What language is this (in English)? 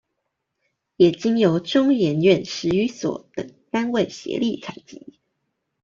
Chinese